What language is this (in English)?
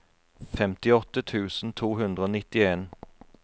Norwegian